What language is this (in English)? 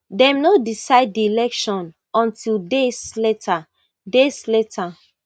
Nigerian Pidgin